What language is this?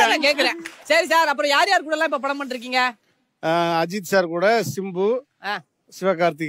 Turkish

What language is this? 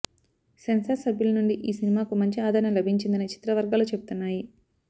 Telugu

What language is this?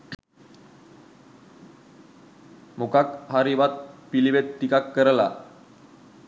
Sinhala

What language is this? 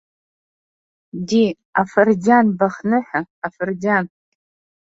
Abkhazian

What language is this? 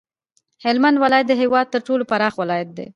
Pashto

